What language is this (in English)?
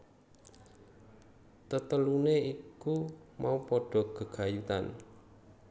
Javanese